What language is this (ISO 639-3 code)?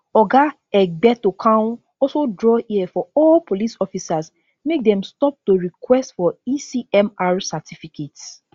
pcm